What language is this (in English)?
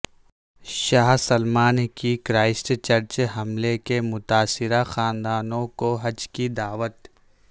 Urdu